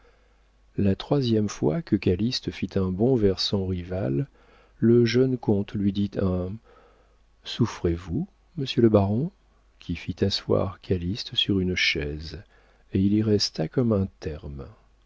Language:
French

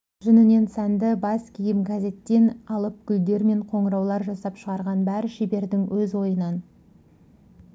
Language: Kazakh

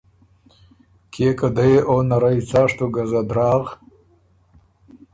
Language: Ormuri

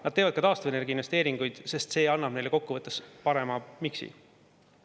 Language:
Estonian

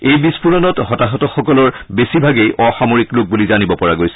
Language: Assamese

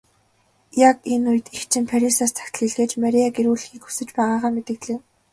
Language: Mongolian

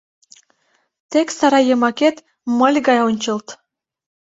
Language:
Mari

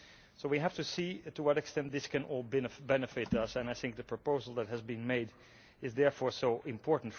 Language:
English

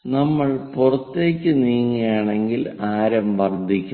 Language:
Malayalam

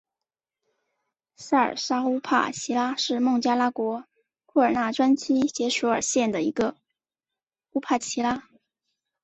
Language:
Chinese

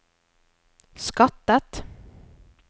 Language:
Norwegian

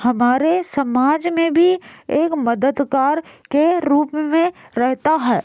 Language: Hindi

